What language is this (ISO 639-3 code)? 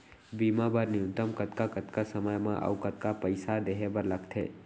hne